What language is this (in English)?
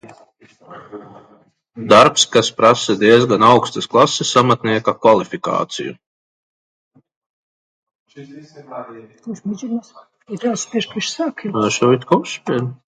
Latvian